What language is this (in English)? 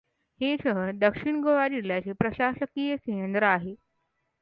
Marathi